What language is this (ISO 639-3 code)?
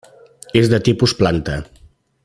cat